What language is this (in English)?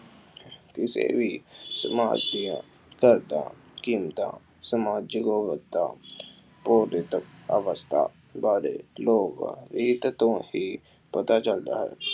Punjabi